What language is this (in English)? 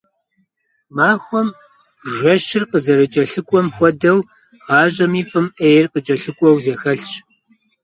Kabardian